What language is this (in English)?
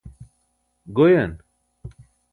Burushaski